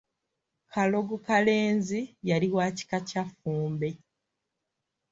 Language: Ganda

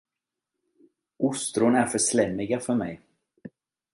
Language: Swedish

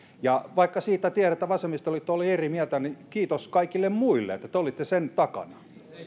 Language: Finnish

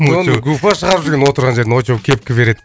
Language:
Kazakh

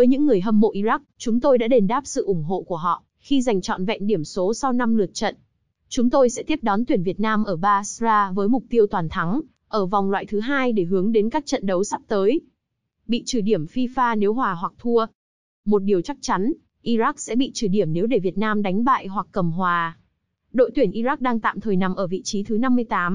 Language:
Vietnamese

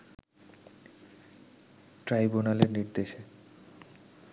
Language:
Bangla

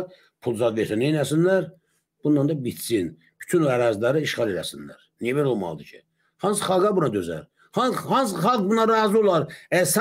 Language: Turkish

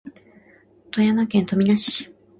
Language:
Japanese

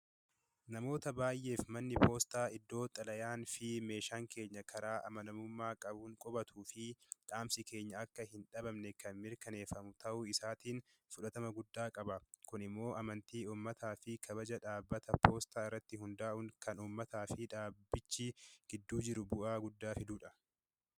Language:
Oromo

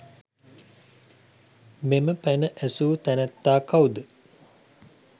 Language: Sinhala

